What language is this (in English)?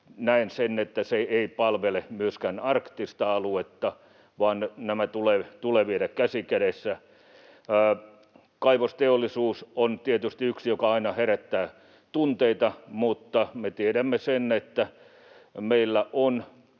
Finnish